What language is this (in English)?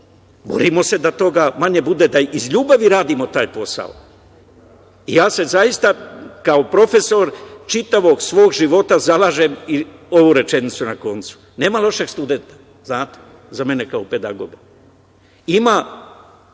Serbian